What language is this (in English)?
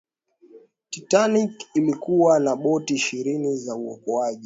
Swahili